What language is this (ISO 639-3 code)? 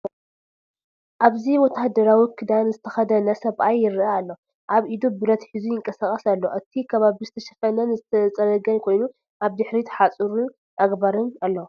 tir